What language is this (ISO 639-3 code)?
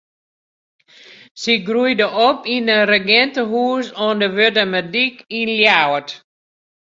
fry